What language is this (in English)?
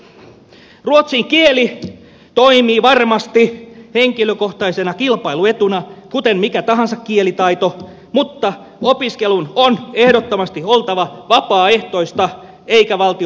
Finnish